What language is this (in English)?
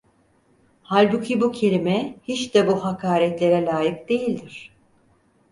Turkish